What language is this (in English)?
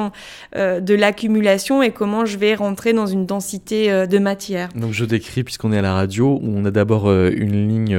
French